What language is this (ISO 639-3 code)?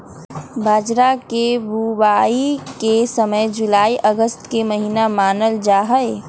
mag